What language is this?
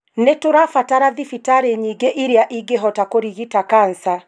Kikuyu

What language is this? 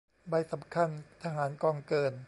Thai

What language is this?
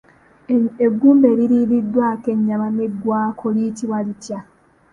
Ganda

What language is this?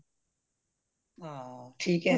Punjabi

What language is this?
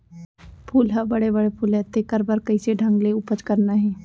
Chhattisgarhi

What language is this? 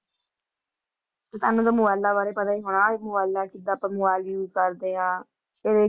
Punjabi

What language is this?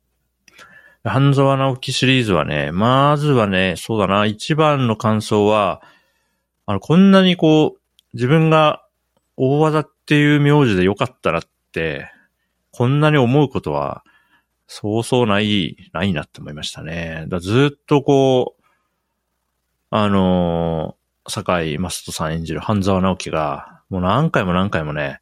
Japanese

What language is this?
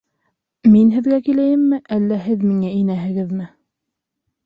Bashkir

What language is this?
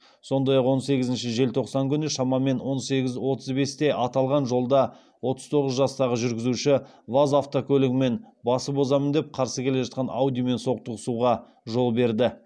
Kazakh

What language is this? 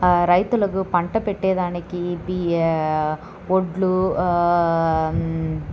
Telugu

